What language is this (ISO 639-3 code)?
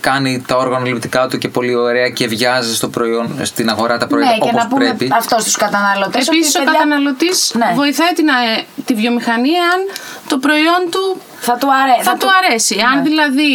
ell